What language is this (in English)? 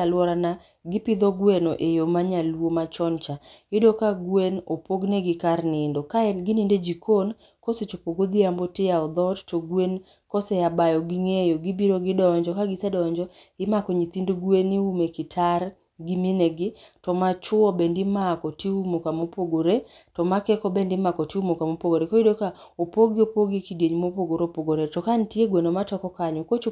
Luo (Kenya and Tanzania)